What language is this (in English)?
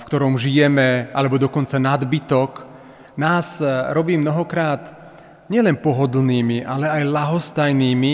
Slovak